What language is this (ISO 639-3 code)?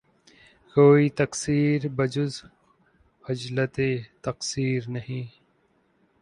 urd